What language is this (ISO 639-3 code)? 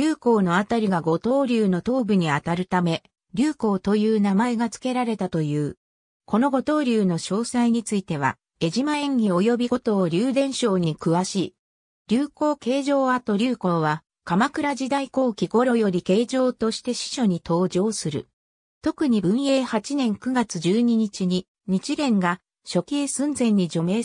jpn